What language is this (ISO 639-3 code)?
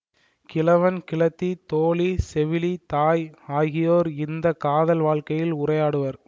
tam